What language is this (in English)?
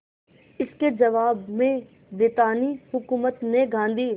Hindi